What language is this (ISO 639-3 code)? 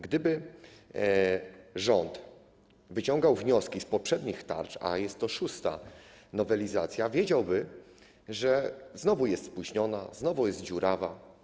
pol